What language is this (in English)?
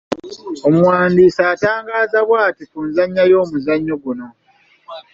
Ganda